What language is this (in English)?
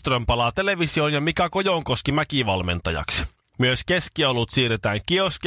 Finnish